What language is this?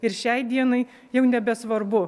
Lithuanian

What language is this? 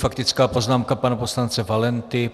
Czech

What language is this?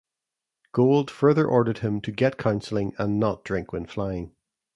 English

